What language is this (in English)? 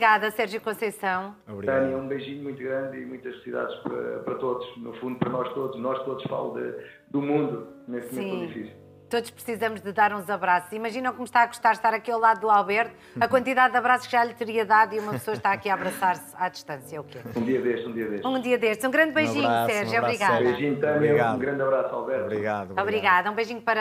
Portuguese